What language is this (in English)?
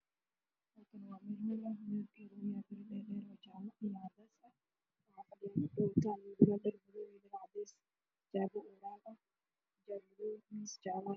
Somali